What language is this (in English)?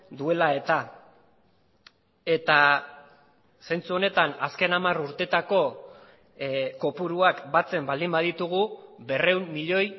Basque